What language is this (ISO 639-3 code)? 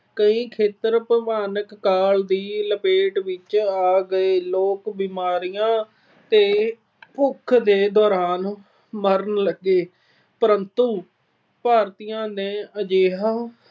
pan